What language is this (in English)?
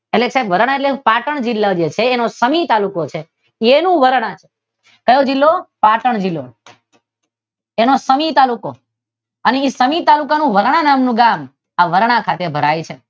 Gujarati